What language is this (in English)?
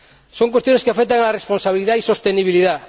Spanish